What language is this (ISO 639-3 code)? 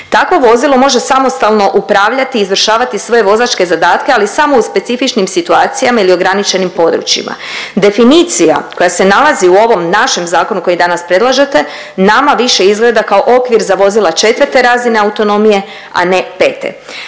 hrv